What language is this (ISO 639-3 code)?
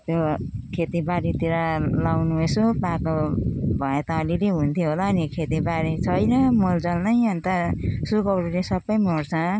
nep